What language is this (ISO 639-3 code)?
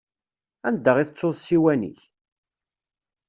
kab